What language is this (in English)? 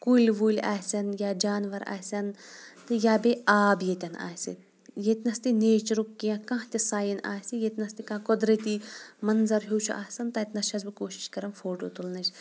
Kashmiri